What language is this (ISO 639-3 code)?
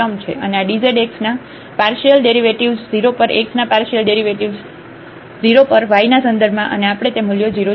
guj